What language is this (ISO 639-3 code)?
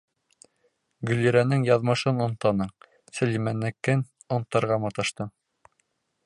bak